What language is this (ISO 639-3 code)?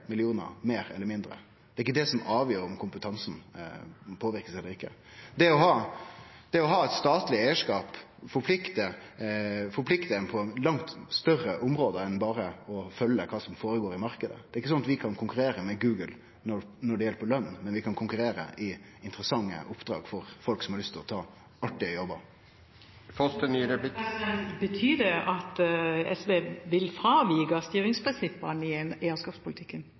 nno